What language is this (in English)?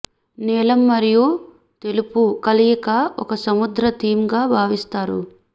Telugu